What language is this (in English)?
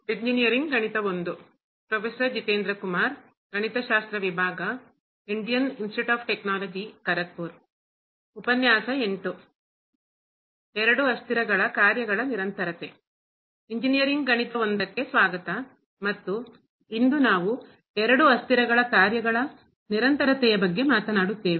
Kannada